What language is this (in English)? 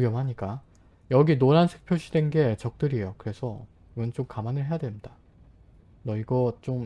Korean